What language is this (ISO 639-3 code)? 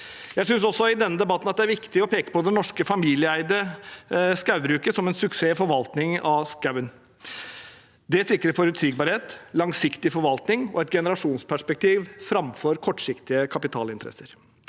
nor